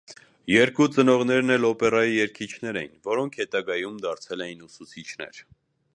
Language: Armenian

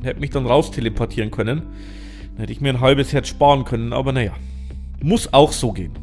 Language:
German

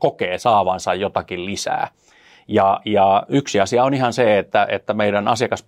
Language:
Finnish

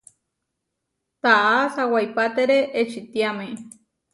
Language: Huarijio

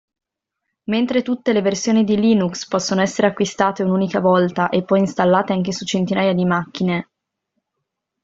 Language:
Italian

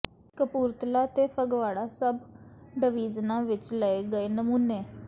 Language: Punjabi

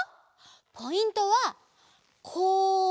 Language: Japanese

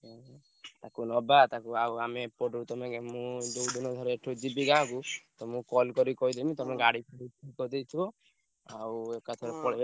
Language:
Odia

